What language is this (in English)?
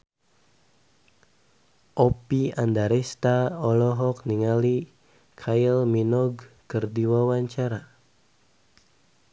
Sundanese